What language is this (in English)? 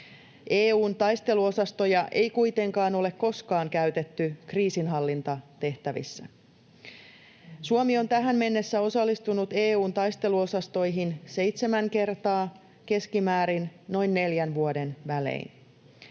Finnish